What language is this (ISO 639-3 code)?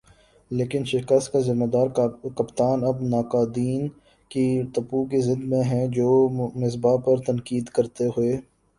urd